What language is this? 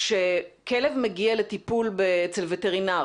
Hebrew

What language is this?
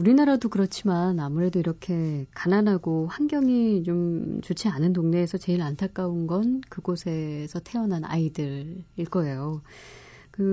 Korean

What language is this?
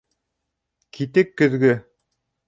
Bashkir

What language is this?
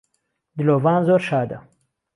Central Kurdish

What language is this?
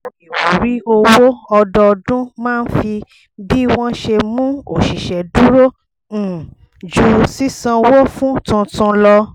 Yoruba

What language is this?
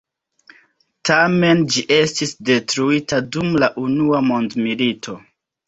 Esperanto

